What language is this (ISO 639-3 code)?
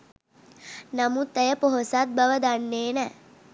sin